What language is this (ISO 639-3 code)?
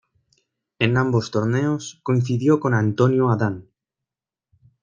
spa